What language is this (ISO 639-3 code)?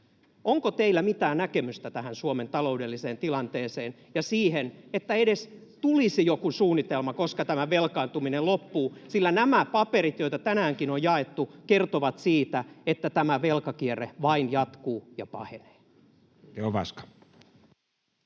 fin